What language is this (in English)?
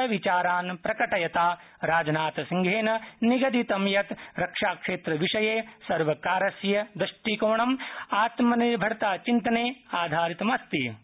Sanskrit